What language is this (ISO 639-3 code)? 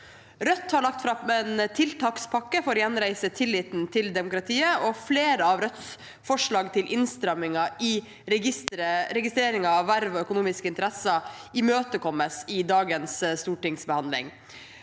nor